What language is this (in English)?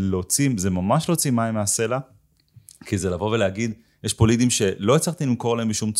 Hebrew